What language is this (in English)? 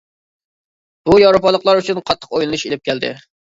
Uyghur